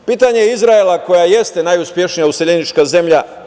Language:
Serbian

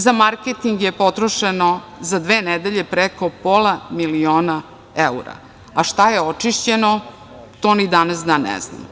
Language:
Serbian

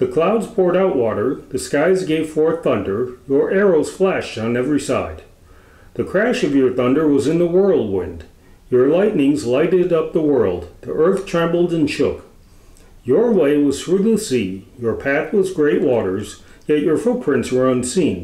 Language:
English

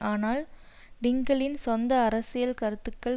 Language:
Tamil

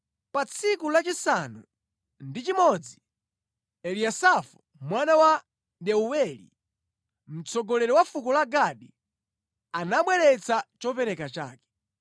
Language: Nyanja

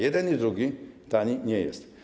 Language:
Polish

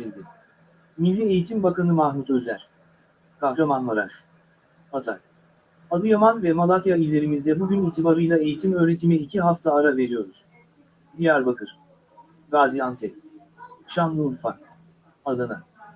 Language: Turkish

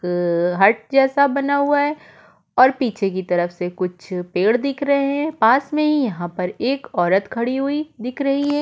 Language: Hindi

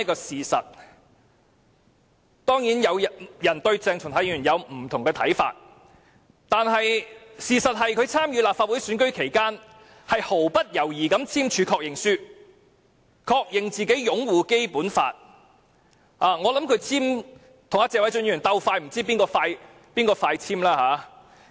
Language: Cantonese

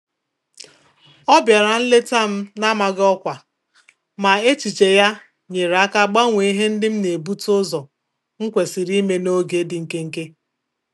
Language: Igbo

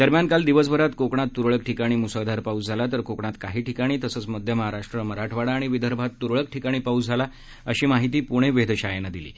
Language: Marathi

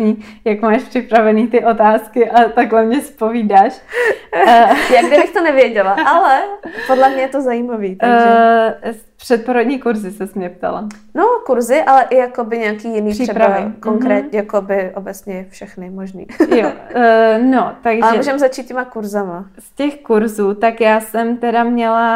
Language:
Czech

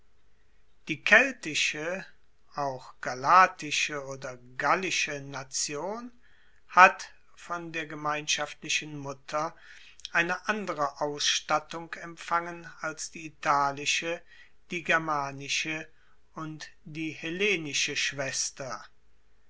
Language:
German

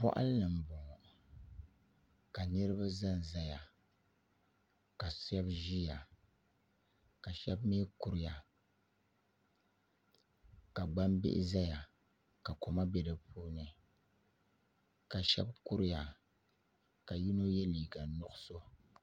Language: Dagbani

